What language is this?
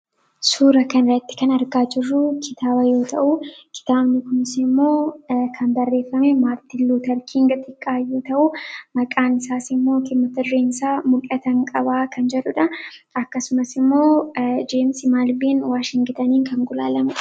Oromo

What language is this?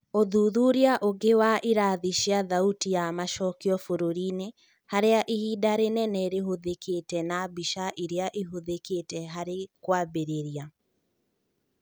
Kikuyu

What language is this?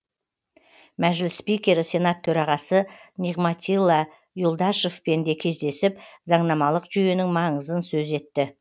Kazakh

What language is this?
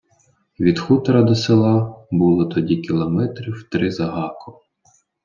Ukrainian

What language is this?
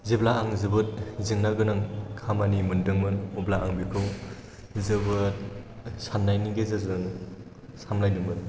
Bodo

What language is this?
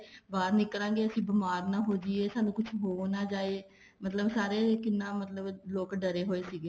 Punjabi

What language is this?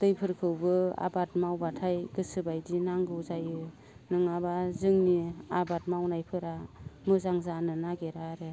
Bodo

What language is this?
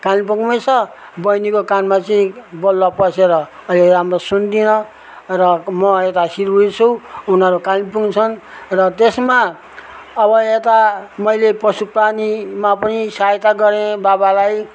Nepali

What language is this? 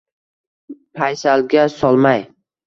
Uzbek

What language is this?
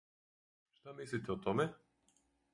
Serbian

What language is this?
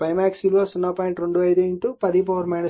Telugu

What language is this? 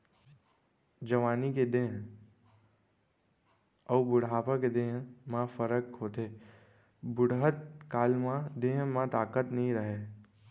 Chhattisgarhi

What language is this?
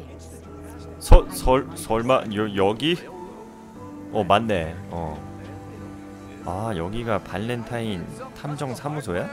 Korean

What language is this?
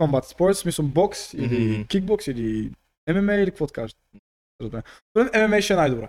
Bulgarian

